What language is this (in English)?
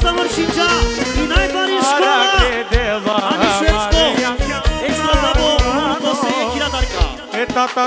Romanian